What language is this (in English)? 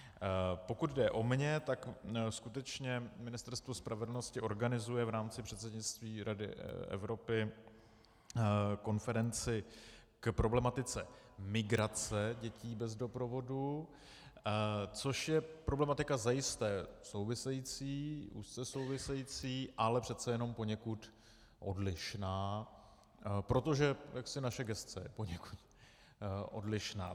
Czech